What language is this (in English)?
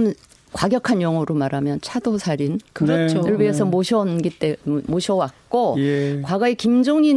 Korean